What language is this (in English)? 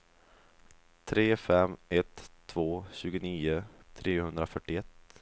Swedish